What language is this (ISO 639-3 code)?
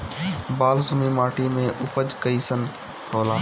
bho